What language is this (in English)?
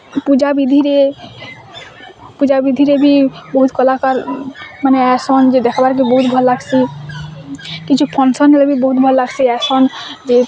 Odia